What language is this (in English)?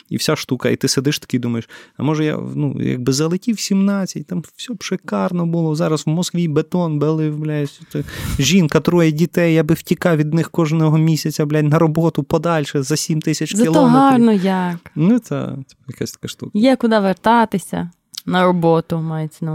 Ukrainian